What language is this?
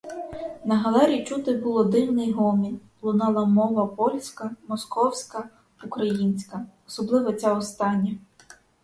Ukrainian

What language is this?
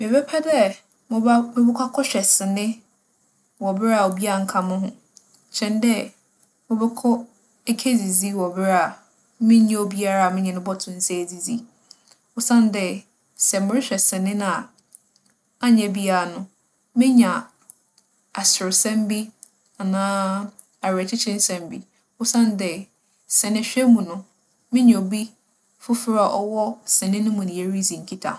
Akan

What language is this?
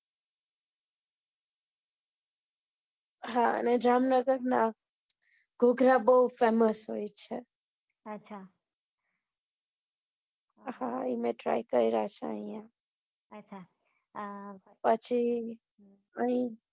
Gujarati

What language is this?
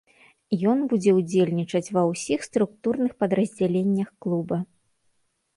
Belarusian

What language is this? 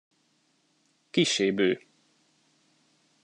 Hungarian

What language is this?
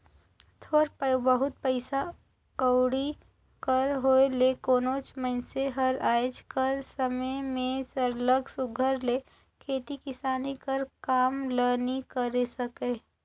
Chhattisgarhi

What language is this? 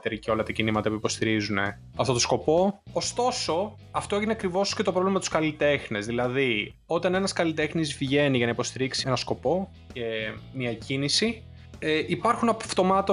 Greek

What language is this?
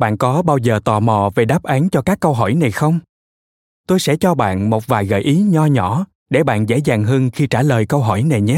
Vietnamese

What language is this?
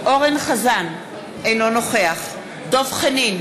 Hebrew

